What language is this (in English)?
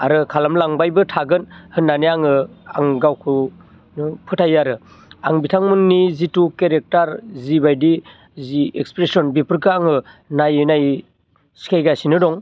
Bodo